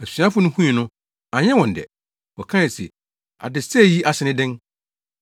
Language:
Akan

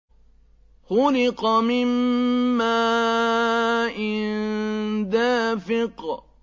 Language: Arabic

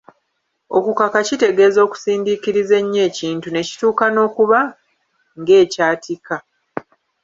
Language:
Ganda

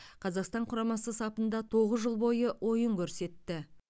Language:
Kazakh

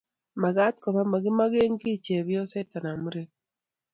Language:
Kalenjin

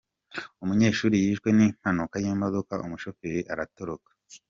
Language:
Kinyarwanda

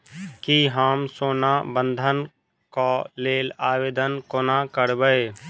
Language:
Maithili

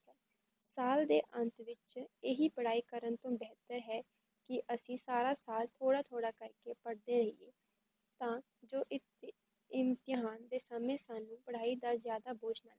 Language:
Punjabi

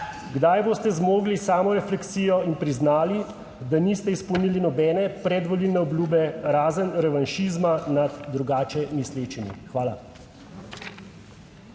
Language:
Slovenian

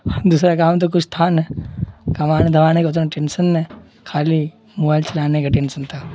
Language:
Urdu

